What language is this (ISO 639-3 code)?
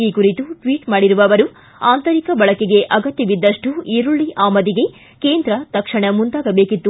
kan